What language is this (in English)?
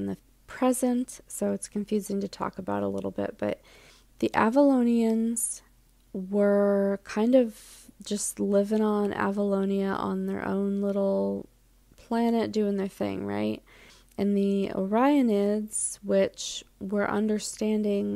English